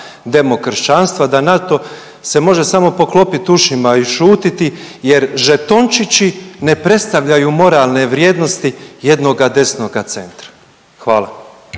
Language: Croatian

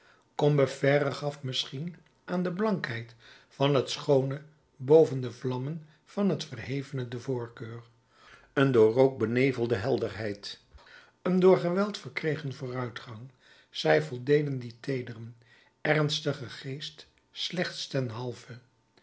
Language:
Dutch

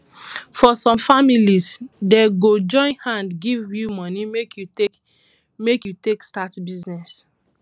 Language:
Nigerian Pidgin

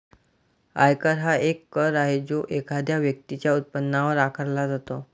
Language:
Marathi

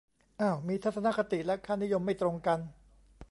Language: Thai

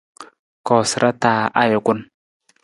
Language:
Nawdm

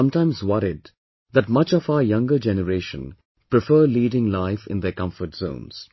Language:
English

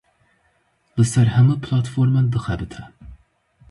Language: Kurdish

